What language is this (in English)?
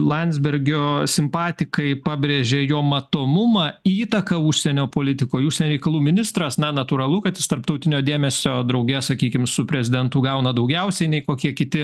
Lithuanian